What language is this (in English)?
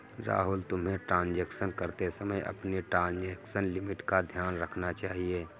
Hindi